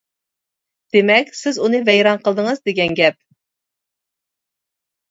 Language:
Uyghur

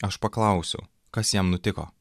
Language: Lithuanian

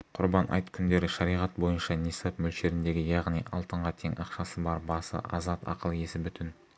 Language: Kazakh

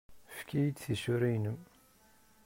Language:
Kabyle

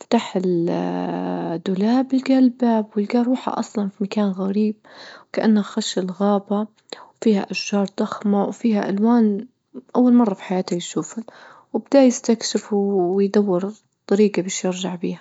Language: Libyan Arabic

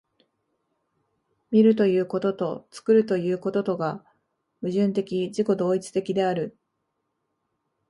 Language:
Japanese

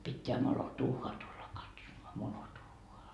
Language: Finnish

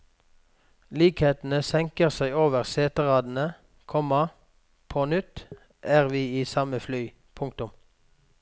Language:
Norwegian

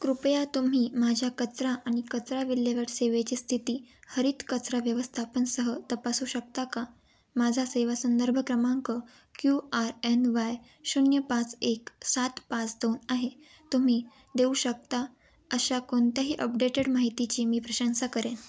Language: Marathi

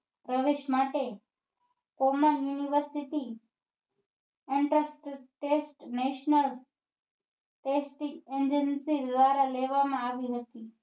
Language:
Gujarati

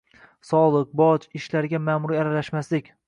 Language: Uzbek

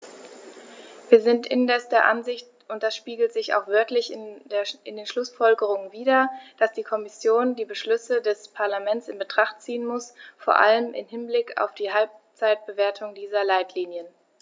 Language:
German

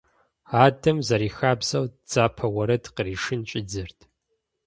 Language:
Kabardian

